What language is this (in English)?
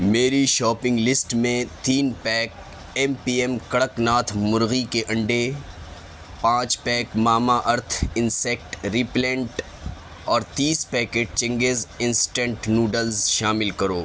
Urdu